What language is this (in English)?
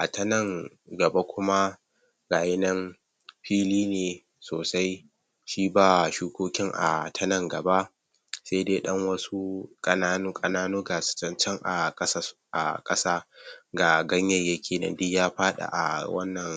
Hausa